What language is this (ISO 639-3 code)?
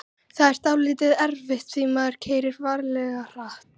isl